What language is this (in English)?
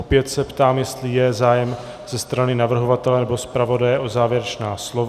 Czech